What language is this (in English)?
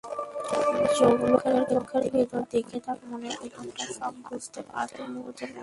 Bangla